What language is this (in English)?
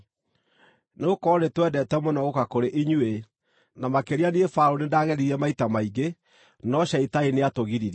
Kikuyu